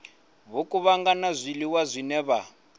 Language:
Venda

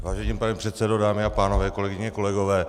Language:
Czech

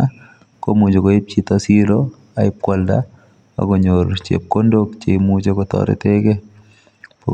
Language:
Kalenjin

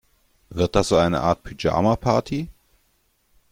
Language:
German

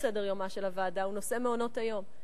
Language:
Hebrew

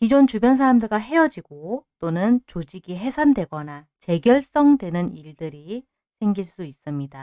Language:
Korean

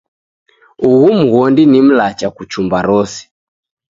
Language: Taita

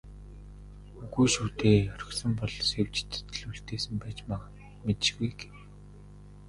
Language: Mongolian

